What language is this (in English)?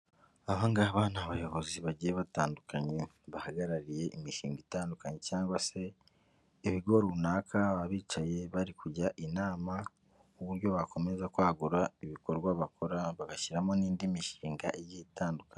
Kinyarwanda